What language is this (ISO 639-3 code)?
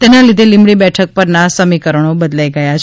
guj